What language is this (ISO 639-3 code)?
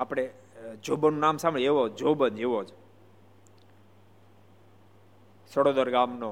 guj